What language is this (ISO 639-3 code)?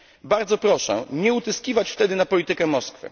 pol